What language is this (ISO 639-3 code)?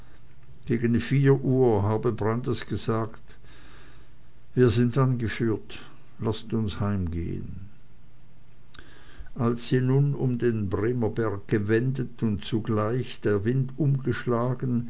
deu